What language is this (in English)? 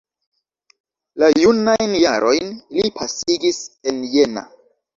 Esperanto